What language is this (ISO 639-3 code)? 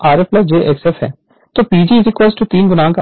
hin